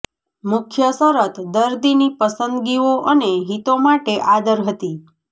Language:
Gujarati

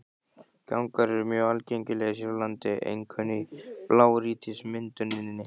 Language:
Icelandic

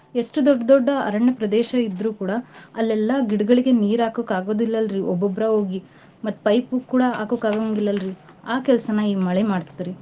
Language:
Kannada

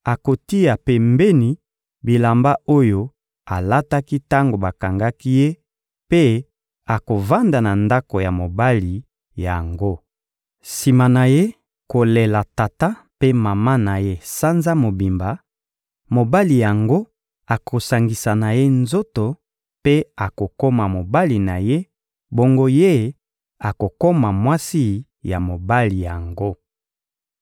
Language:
Lingala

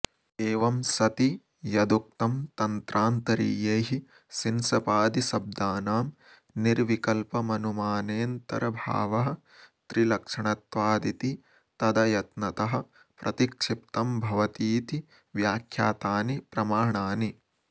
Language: Sanskrit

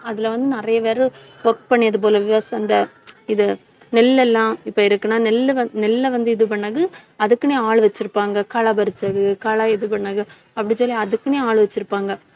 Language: Tamil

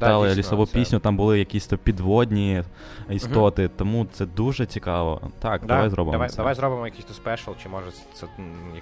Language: Ukrainian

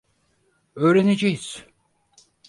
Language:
Turkish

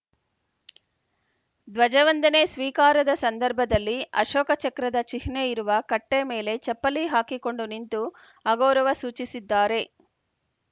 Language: Kannada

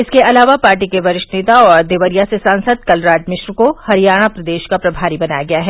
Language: Hindi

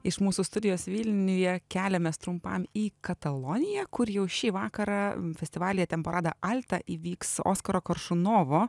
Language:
Lithuanian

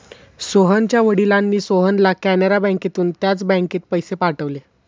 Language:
Marathi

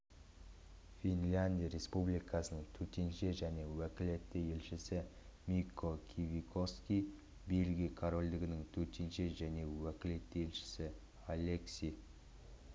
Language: Kazakh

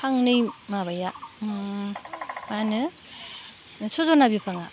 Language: Bodo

